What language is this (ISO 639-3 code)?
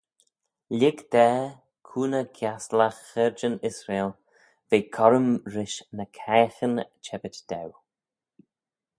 glv